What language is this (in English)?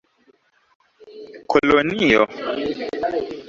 Esperanto